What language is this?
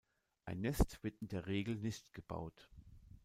German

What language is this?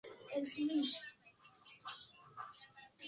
Swahili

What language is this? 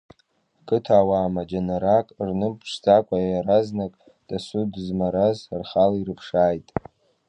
Abkhazian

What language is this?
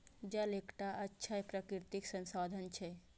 Maithili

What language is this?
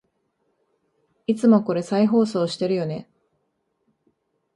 Japanese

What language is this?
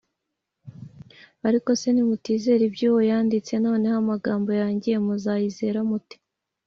Kinyarwanda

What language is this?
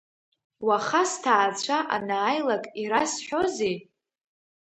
Abkhazian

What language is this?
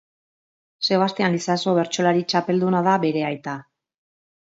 Basque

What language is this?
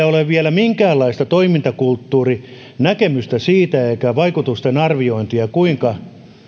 Finnish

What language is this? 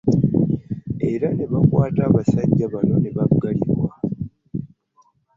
Ganda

